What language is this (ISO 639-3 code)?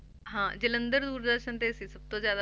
pan